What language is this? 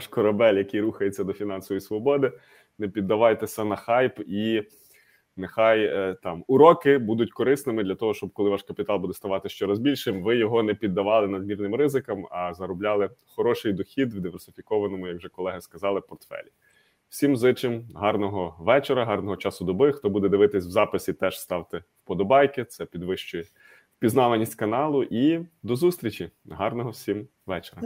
Ukrainian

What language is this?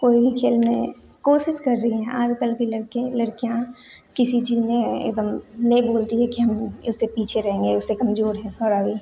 Hindi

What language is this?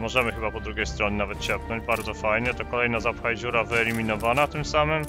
Polish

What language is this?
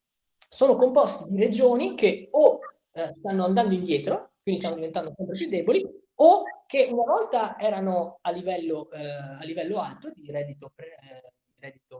Italian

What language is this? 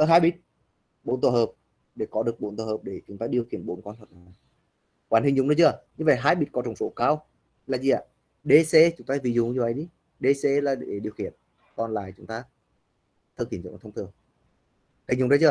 Vietnamese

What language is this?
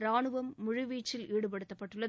Tamil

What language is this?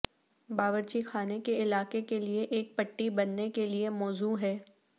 Urdu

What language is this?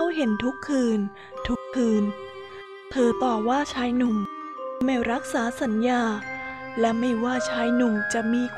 Thai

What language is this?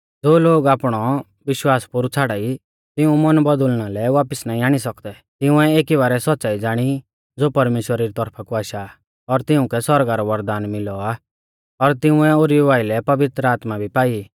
Mahasu Pahari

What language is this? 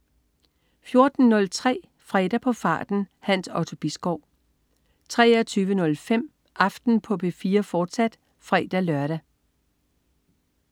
Danish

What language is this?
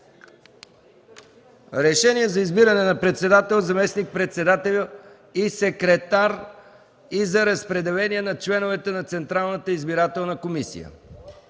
Bulgarian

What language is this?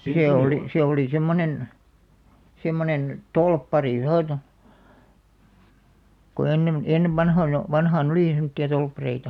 Finnish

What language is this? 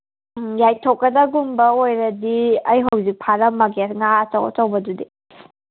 Manipuri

